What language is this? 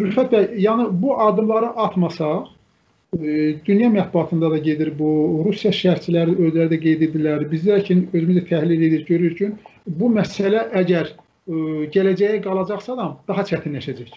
Turkish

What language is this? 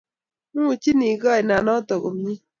Kalenjin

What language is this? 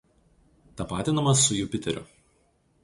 Lithuanian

